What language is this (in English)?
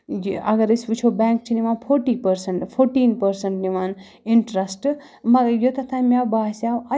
Kashmiri